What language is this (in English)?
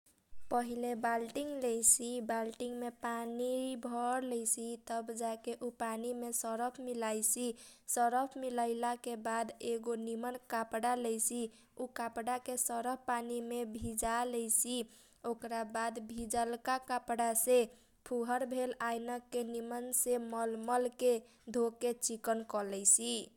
Kochila Tharu